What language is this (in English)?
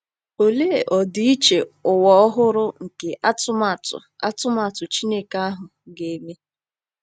Igbo